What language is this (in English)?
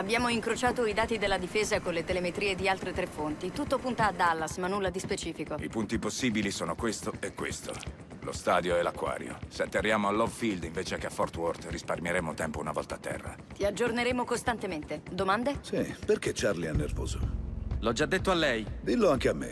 Italian